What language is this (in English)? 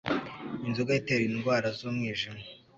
Kinyarwanda